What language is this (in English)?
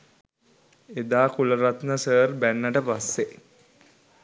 Sinhala